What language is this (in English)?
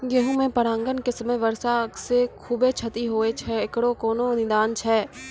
Maithili